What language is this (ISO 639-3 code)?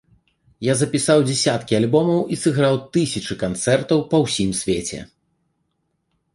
bel